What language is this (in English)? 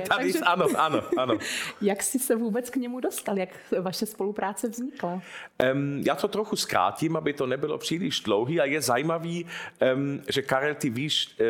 Czech